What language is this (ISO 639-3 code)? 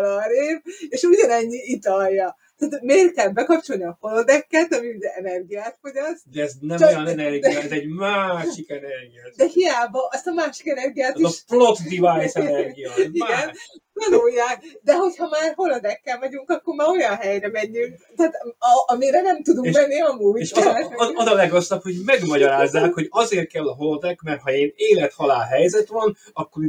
hun